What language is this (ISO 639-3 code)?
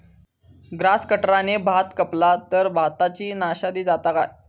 mar